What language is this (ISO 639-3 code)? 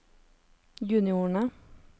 nor